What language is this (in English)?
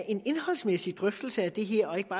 Danish